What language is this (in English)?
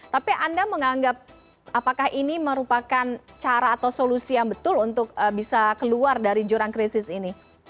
Indonesian